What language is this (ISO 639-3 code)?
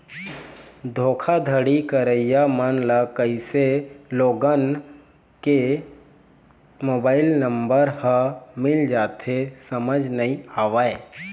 hne